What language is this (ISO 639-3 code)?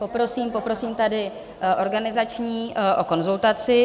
ces